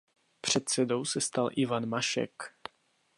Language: Czech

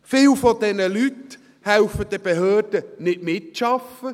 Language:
Swiss German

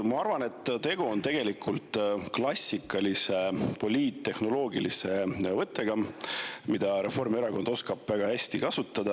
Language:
Estonian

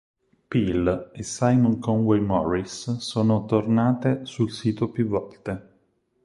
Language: Italian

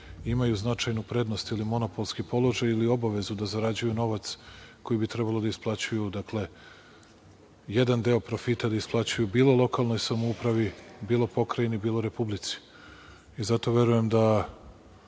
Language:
Serbian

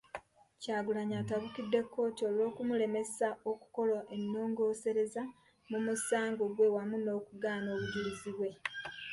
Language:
Ganda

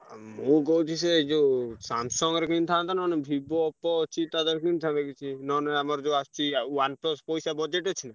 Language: Odia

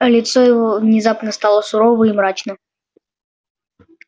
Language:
Russian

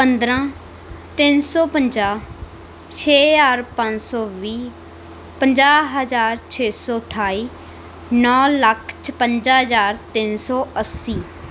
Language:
Punjabi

